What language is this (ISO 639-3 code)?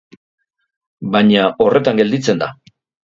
eus